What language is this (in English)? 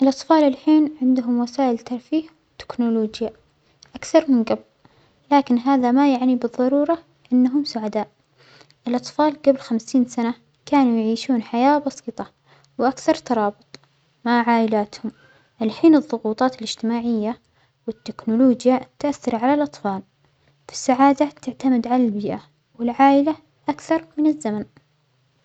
Omani Arabic